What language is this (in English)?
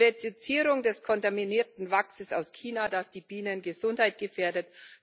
German